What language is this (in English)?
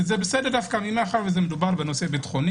Hebrew